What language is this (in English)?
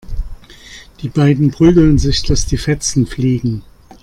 German